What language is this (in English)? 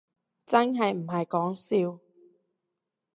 Cantonese